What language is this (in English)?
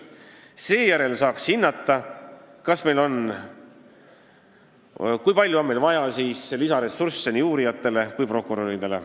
Estonian